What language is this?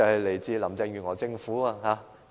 Cantonese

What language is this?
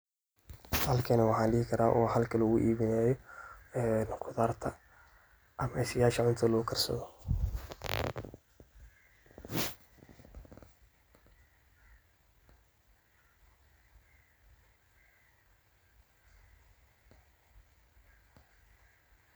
Somali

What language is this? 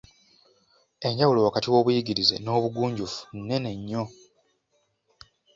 Ganda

